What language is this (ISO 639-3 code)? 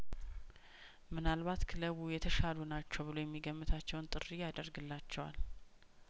amh